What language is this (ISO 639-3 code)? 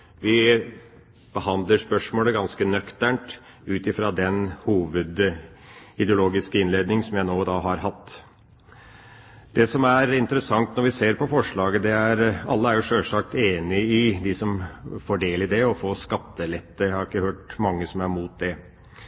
nob